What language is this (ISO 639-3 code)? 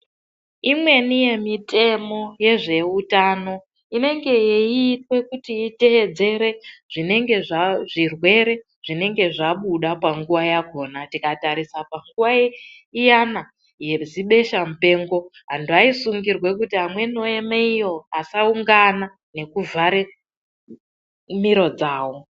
ndc